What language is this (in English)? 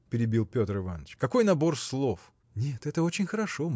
Russian